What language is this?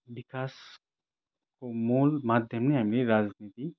Nepali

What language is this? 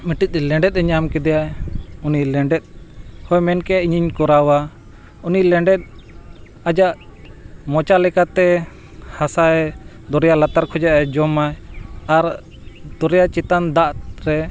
Santali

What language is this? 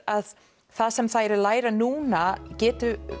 Icelandic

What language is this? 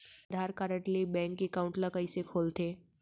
Chhattisgarhi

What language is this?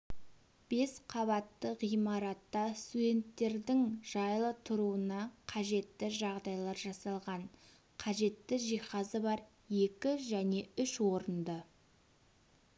Kazakh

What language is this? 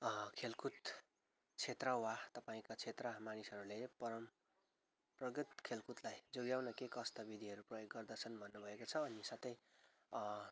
Nepali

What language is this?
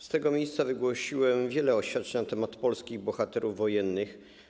Polish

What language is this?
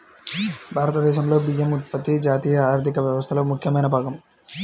Telugu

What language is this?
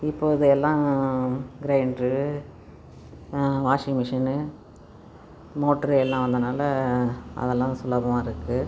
Tamil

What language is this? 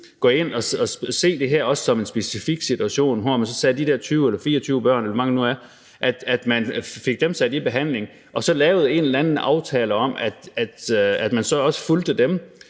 Danish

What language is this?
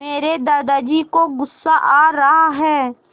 Hindi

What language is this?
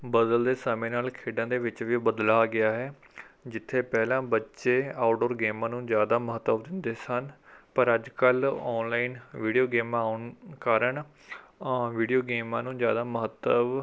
Punjabi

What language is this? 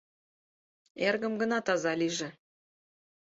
Mari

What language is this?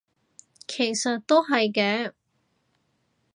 Cantonese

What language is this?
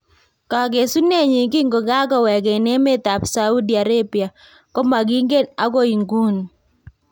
Kalenjin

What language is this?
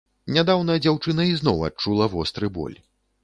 Belarusian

